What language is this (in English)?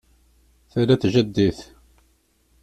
Kabyle